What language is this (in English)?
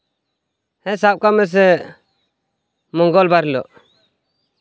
Santali